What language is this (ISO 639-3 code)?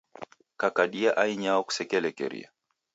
dav